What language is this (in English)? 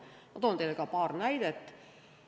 Estonian